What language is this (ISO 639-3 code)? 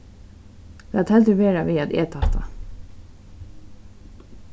fao